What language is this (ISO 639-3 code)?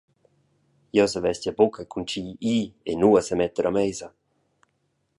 roh